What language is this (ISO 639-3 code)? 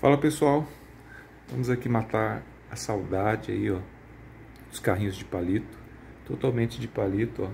por